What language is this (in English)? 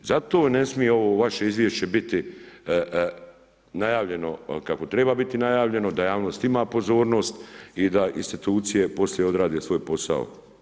Croatian